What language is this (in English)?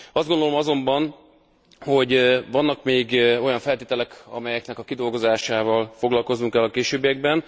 Hungarian